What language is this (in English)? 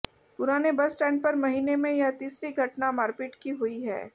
Hindi